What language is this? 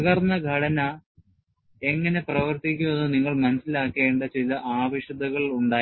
Malayalam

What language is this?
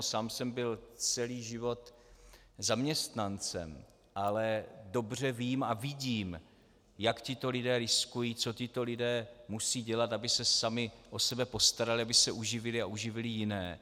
Czech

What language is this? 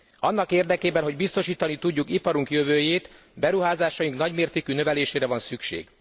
Hungarian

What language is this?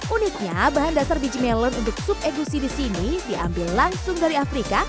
Indonesian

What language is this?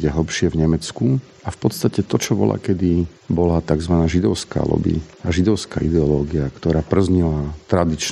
Slovak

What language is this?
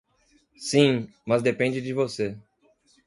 Portuguese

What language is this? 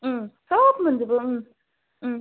Bodo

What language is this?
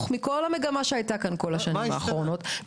Hebrew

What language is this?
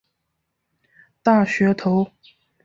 Chinese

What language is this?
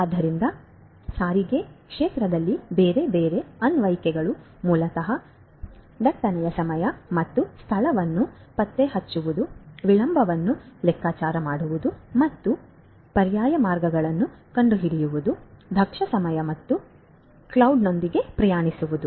Kannada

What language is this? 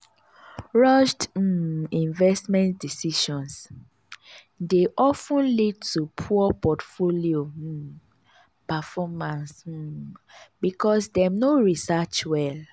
Nigerian Pidgin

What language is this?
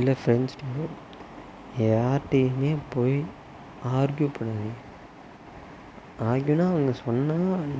Tamil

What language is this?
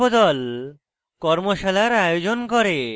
Bangla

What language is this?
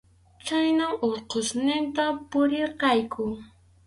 Arequipa-La Unión Quechua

